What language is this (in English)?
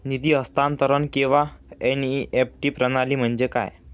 Marathi